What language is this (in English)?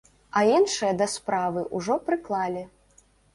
Belarusian